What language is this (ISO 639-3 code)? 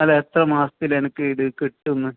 mal